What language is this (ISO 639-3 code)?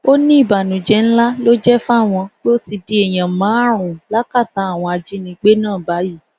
yor